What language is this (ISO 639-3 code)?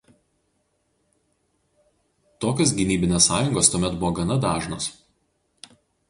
lit